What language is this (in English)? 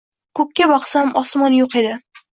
Uzbek